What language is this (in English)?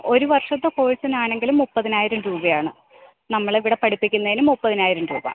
Malayalam